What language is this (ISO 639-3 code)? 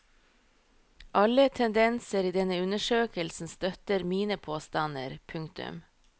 nor